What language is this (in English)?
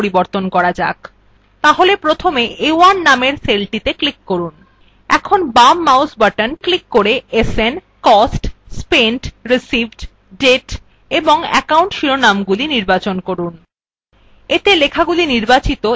Bangla